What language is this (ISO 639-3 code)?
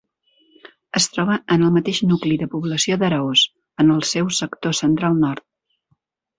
cat